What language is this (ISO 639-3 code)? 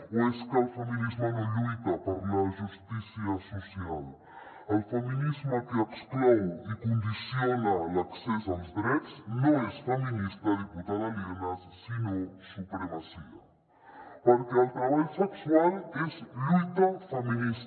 cat